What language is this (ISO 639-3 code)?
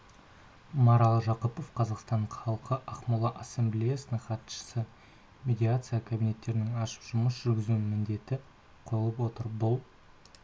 kaz